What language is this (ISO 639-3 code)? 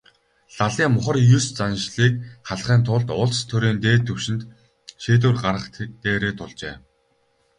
mon